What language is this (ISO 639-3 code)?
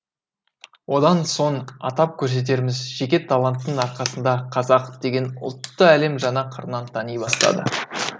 kaz